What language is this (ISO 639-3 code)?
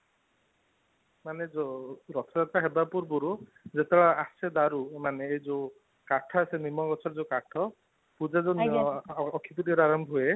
ori